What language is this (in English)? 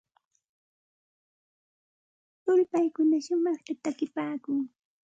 Santa Ana de Tusi Pasco Quechua